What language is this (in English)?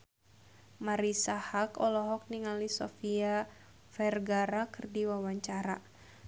Sundanese